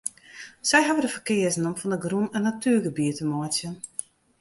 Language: Western Frisian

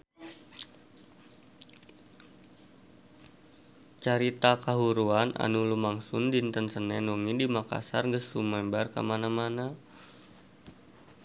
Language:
Sundanese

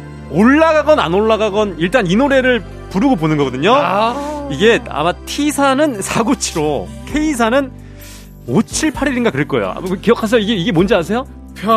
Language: Korean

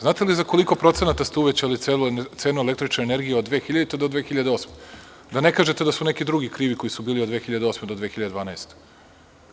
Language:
Serbian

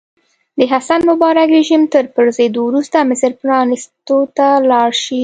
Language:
Pashto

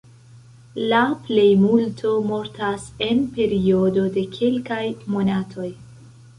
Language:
Esperanto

